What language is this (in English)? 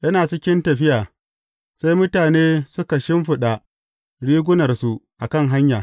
Hausa